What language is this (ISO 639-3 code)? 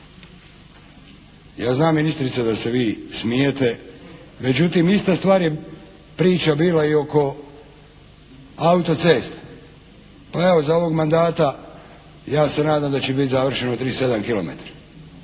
hrv